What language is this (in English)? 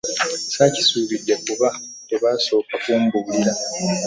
Ganda